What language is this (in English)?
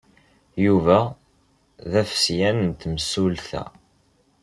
Kabyle